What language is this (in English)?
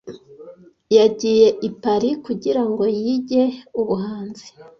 Kinyarwanda